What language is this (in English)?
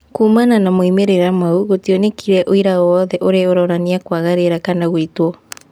Kikuyu